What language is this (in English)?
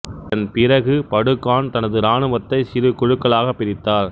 Tamil